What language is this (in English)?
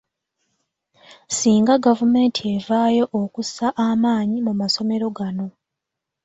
Ganda